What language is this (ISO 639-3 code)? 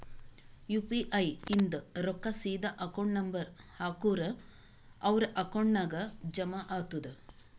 kan